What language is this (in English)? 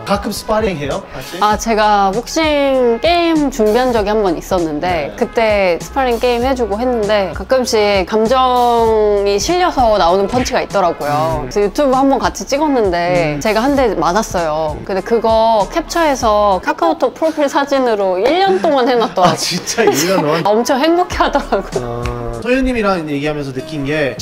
Korean